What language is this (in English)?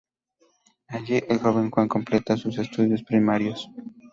Spanish